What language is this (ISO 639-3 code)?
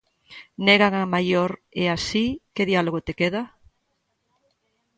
glg